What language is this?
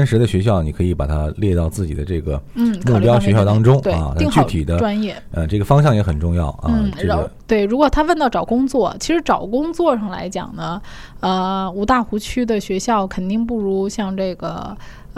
Chinese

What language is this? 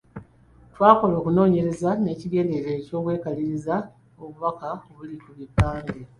Ganda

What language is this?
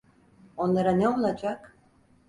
Turkish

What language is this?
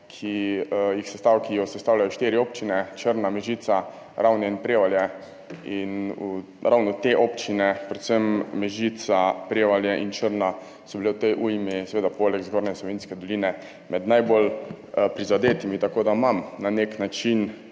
Slovenian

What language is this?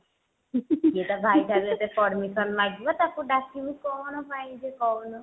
Odia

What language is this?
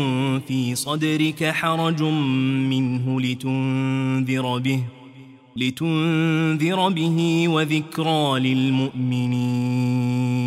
Arabic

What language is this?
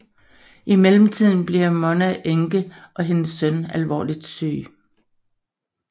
Danish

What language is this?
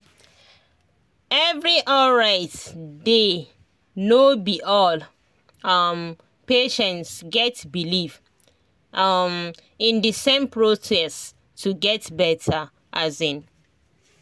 Nigerian Pidgin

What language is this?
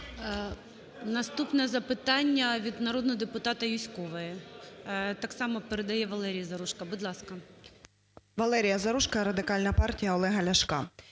Ukrainian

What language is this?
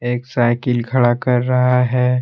Hindi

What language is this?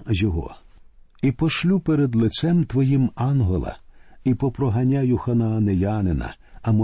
Ukrainian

